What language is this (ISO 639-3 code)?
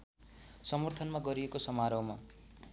nep